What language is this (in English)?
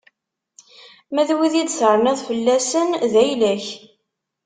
Kabyle